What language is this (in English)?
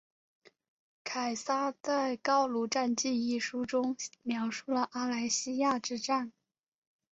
Chinese